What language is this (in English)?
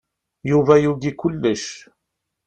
Kabyle